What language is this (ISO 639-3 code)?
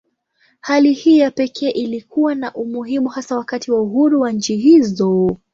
swa